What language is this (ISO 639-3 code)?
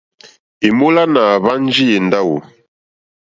bri